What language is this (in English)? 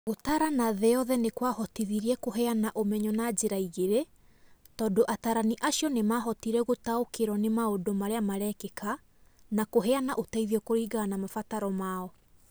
Kikuyu